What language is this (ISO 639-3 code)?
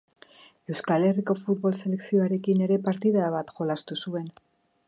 eus